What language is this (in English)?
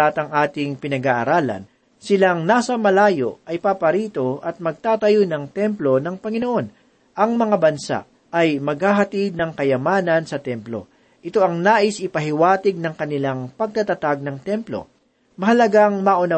Filipino